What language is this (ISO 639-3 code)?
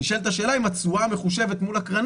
heb